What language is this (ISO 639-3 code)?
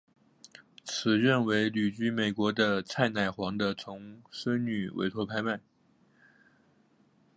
zho